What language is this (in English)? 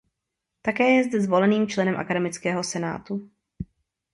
Czech